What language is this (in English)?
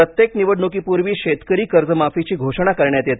Marathi